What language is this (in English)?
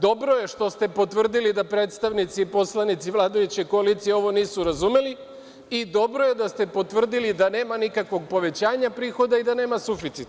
Serbian